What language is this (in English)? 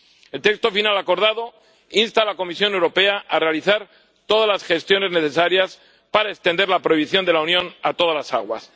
Spanish